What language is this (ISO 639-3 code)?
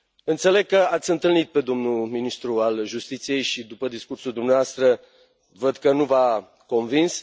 ron